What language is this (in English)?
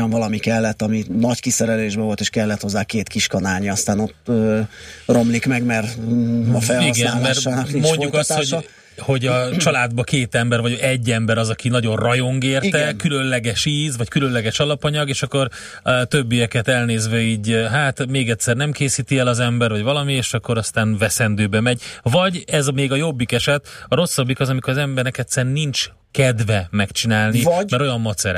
Hungarian